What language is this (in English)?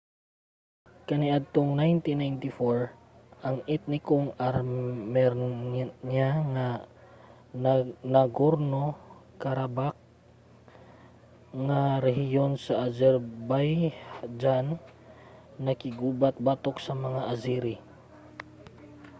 Cebuano